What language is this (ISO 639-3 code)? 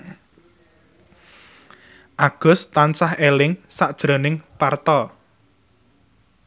jav